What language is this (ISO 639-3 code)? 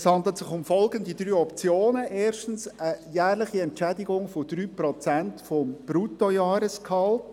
gsw